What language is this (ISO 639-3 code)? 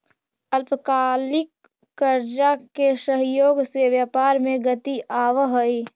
mag